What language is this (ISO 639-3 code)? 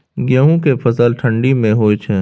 mai